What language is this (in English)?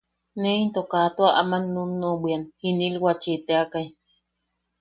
Yaqui